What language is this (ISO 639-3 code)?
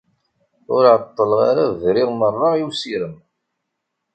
kab